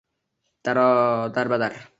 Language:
Uzbek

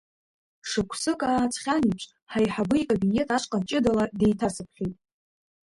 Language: Abkhazian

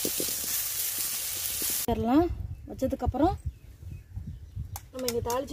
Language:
Hindi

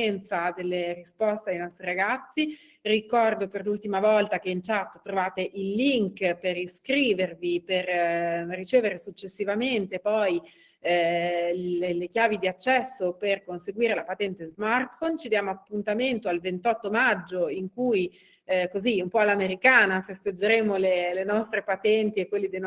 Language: Italian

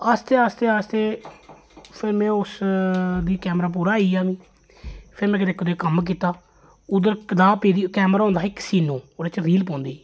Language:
Dogri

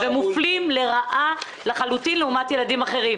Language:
Hebrew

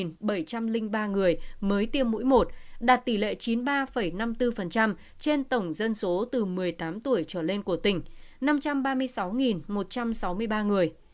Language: Vietnamese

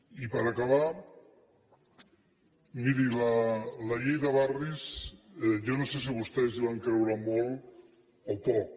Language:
Catalan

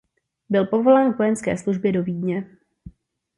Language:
Czech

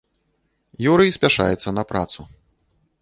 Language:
Belarusian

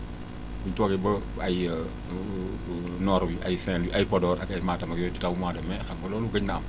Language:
Wolof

